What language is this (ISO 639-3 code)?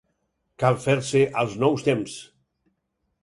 cat